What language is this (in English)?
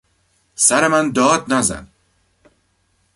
Persian